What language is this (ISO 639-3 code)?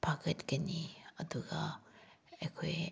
mni